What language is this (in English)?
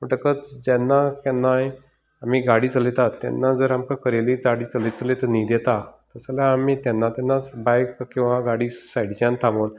Konkani